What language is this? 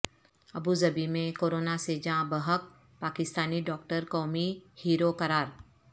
Urdu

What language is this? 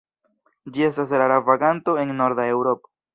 Esperanto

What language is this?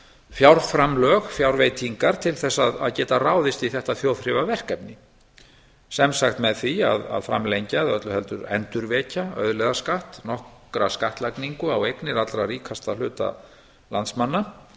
Icelandic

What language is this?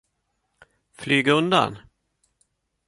Swedish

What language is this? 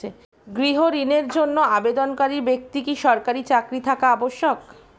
Bangla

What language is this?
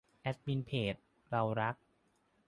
Thai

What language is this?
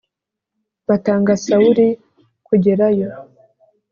Kinyarwanda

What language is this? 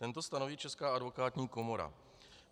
Czech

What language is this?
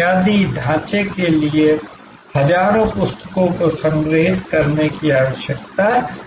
Hindi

